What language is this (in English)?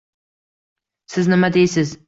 Uzbek